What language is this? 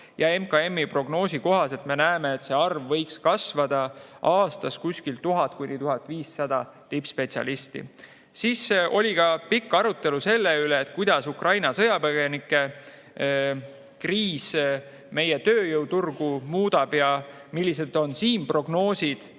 Estonian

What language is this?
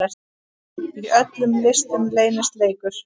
Icelandic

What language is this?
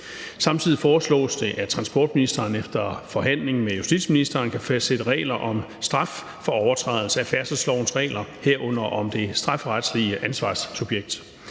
Danish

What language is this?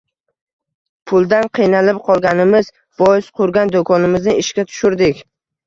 Uzbek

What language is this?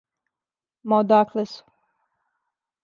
Serbian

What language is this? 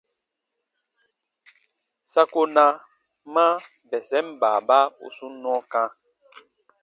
Baatonum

